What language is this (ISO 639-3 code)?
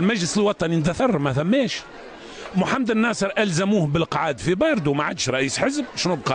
ara